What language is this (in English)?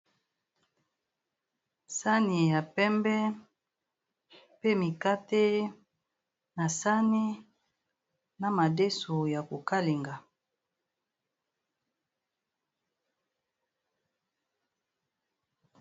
Lingala